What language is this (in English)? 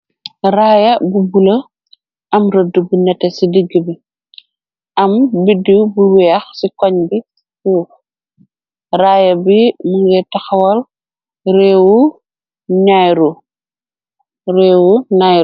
Wolof